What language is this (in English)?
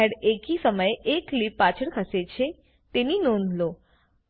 Gujarati